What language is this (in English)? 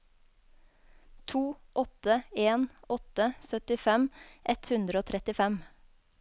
Norwegian